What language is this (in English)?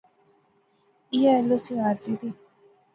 Pahari-Potwari